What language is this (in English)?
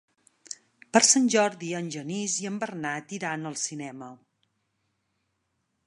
Catalan